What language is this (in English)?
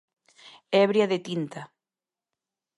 Galician